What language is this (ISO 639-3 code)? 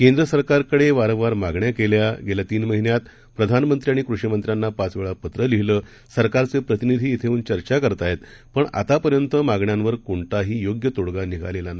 mar